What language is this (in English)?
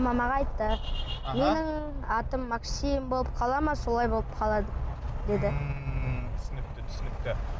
Kazakh